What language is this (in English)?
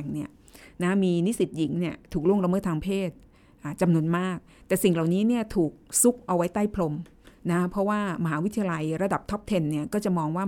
Thai